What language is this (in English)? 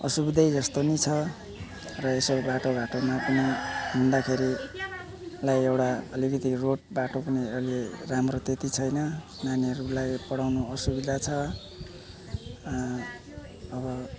Nepali